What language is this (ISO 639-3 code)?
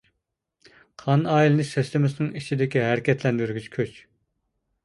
uig